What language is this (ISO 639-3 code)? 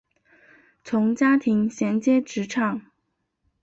zho